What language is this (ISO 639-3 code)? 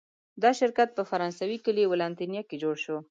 pus